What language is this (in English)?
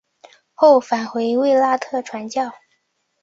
Chinese